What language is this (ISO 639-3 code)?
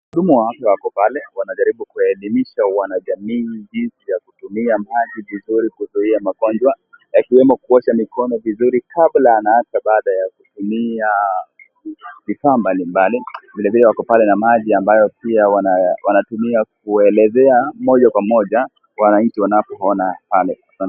swa